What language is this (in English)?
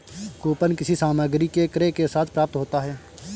Hindi